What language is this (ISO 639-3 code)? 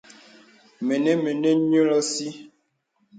beb